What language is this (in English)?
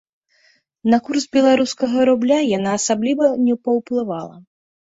Belarusian